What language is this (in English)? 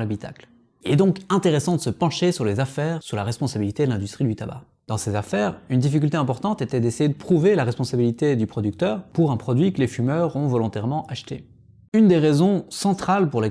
French